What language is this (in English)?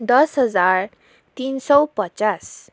Nepali